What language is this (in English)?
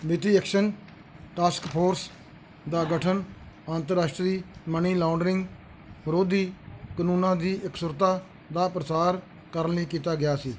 Punjabi